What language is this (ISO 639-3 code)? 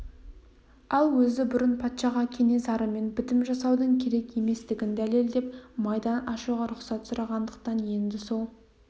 kaz